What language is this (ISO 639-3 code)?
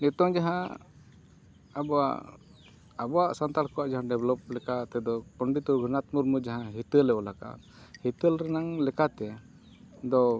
sat